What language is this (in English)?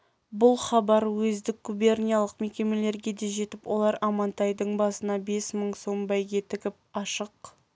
Kazakh